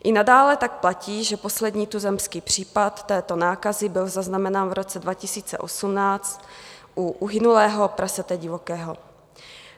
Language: Czech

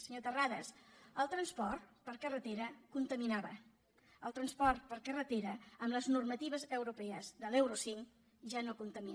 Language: Catalan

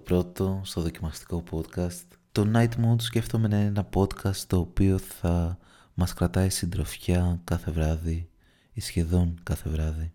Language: Greek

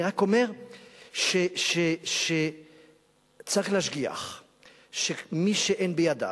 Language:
Hebrew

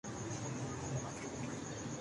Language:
Urdu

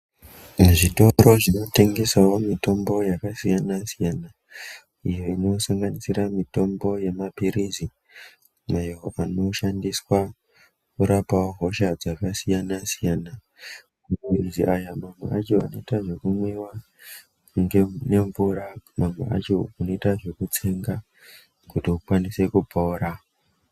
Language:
Ndau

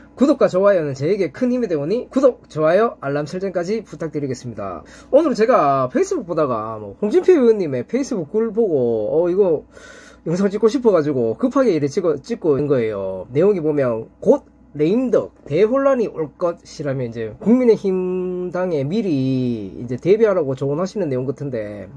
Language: Korean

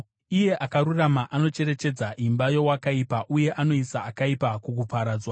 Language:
Shona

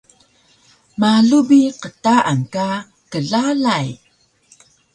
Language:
Taroko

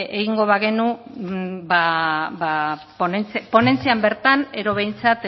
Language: Basque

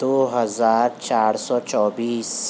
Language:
Urdu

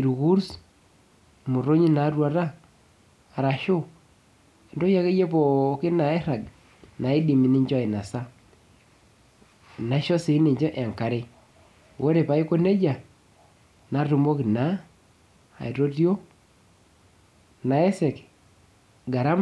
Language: Masai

